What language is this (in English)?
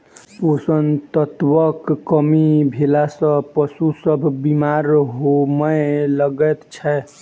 Maithili